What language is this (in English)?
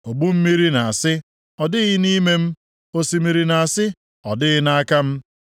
Igbo